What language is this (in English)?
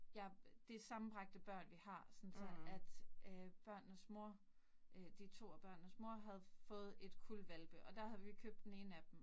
Danish